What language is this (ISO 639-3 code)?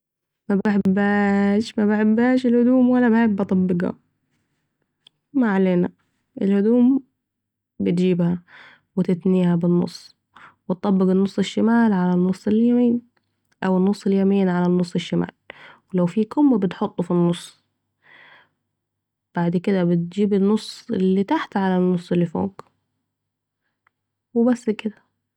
aec